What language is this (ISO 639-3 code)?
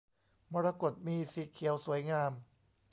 tha